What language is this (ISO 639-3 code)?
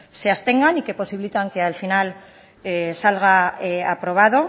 spa